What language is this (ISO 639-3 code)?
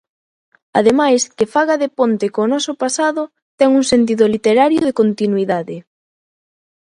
glg